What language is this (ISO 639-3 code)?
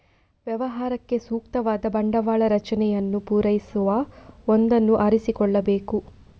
kan